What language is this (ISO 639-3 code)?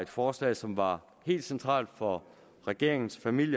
dan